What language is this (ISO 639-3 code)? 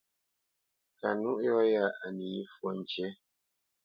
bce